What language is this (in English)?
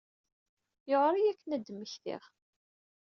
Kabyle